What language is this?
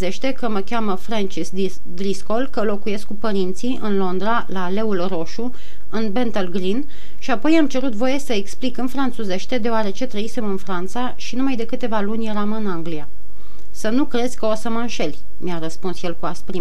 Romanian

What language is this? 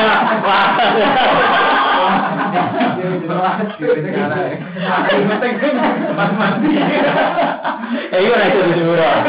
Indonesian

